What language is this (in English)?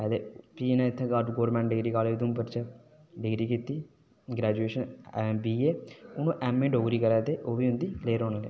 Dogri